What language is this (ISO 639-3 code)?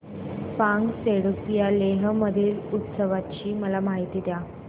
mar